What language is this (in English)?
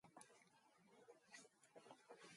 Mongolian